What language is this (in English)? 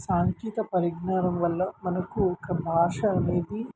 Telugu